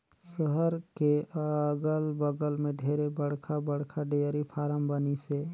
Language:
Chhattisgarhi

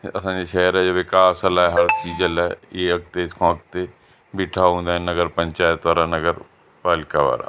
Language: Sindhi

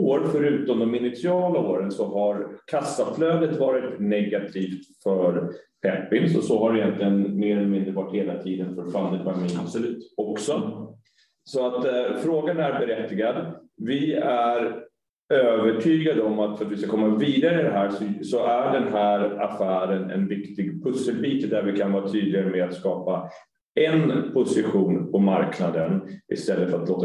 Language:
Swedish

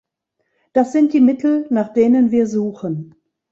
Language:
German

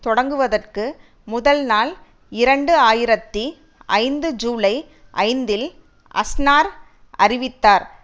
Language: Tamil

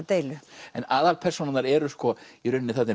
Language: Icelandic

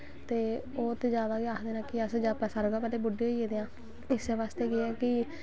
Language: Dogri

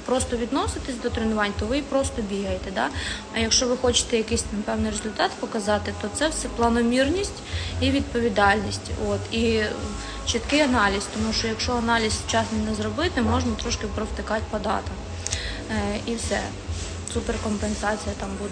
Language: Ukrainian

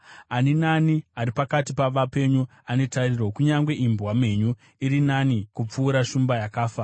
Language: Shona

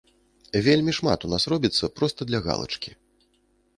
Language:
Belarusian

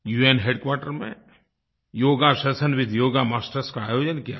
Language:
Hindi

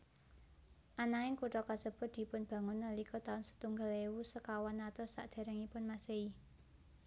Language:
Javanese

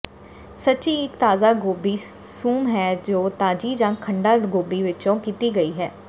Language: Punjabi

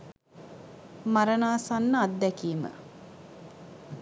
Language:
Sinhala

